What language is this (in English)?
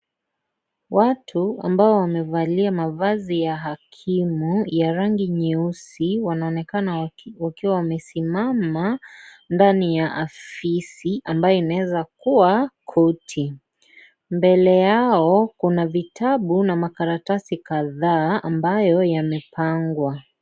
Swahili